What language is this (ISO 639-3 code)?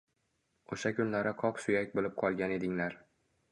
uzb